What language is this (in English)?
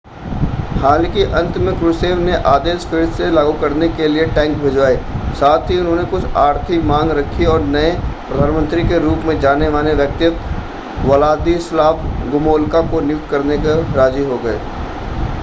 Hindi